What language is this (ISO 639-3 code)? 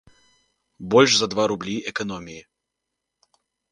bel